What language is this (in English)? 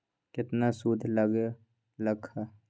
Magahi